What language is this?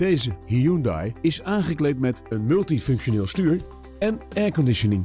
Dutch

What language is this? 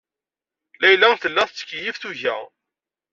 Kabyle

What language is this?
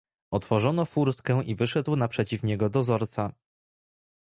Polish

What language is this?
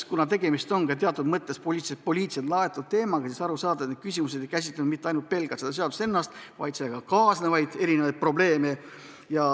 Estonian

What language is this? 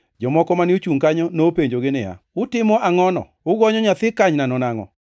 Luo (Kenya and Tanzania)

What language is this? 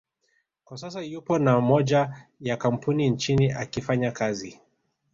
Swahili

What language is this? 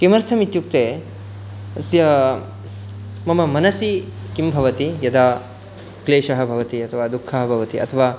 Sanskrit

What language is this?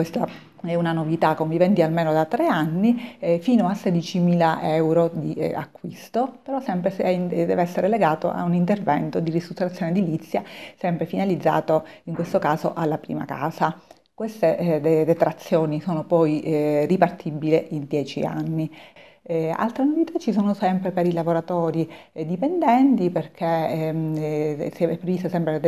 Italian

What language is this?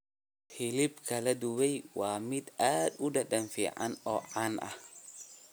Somali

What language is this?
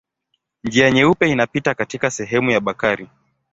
Swahili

